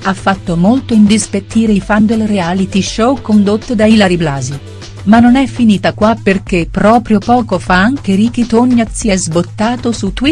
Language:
Italian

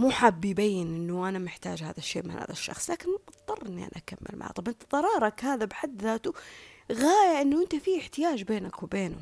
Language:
Arabic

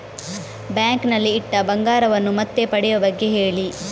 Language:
Kannada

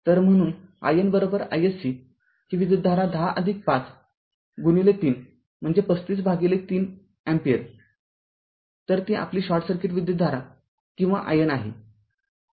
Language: Marathi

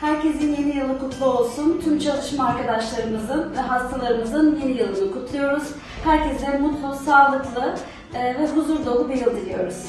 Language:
Turkish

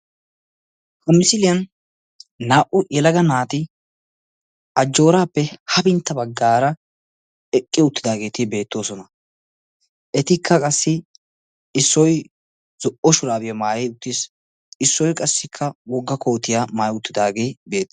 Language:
Wolaytta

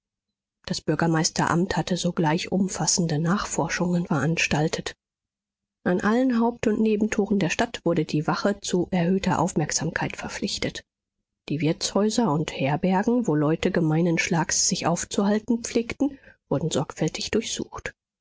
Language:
German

